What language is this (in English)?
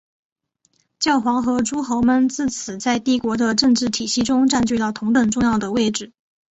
Chinese